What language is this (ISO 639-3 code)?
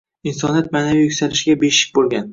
uzb